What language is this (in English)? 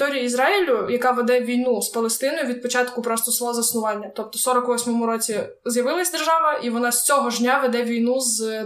Ukrainian